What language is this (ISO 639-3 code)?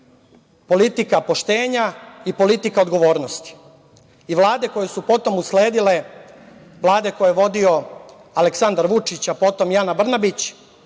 srp